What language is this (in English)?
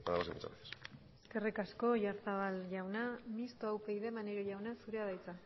Basque